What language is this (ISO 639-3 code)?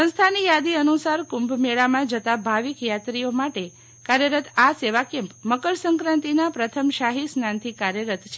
guj